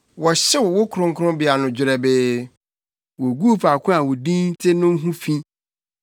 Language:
Akan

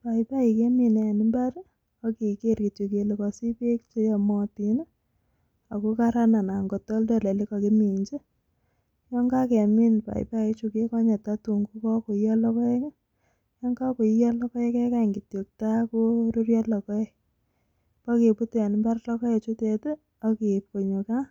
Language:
Kalenjin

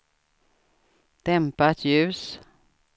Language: Swedish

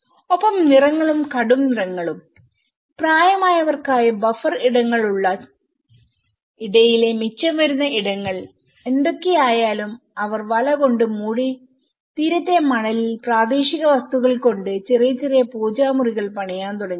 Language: Malayalam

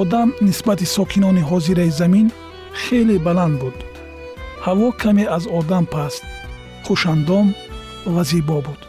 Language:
Persian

